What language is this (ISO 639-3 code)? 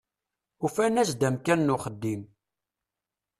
kab